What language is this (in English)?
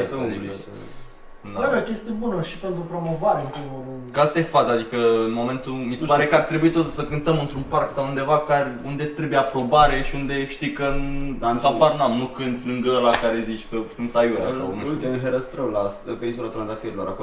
Romanian